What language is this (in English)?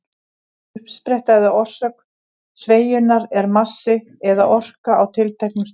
Icelandic